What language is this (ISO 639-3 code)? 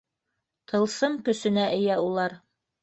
bak